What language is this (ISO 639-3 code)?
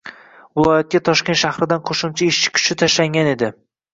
uzb